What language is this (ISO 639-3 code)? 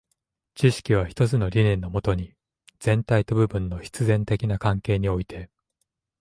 jpn